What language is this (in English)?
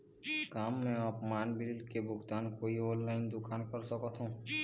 Chhattisgarhi